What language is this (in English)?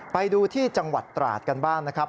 Thai